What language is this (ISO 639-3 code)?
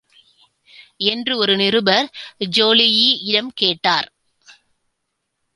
tam